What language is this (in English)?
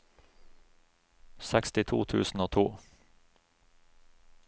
Norwegian